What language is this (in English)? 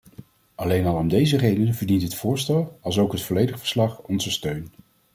Dutch